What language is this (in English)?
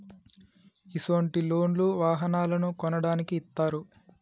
Telugu